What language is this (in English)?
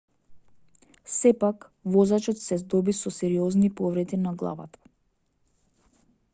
Macedonian